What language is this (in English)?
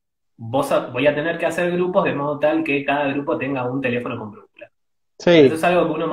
Spanish